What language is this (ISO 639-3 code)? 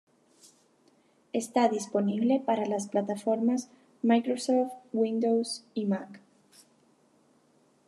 spa